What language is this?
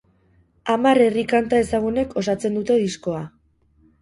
Basque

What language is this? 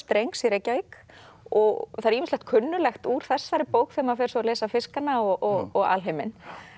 Icelandic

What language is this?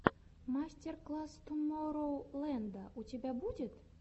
Russian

